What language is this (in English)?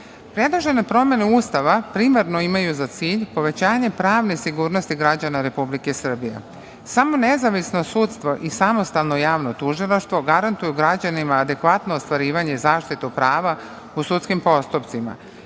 Serbian